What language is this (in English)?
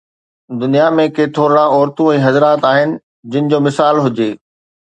Sindhi